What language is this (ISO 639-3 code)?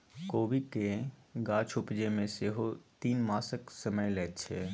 mai